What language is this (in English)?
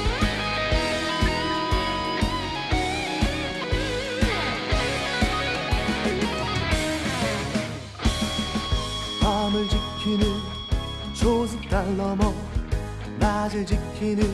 Korean